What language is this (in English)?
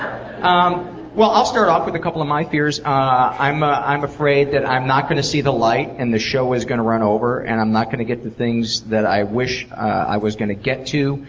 English